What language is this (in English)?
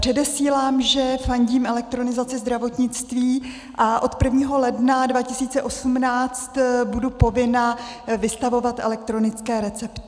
Czech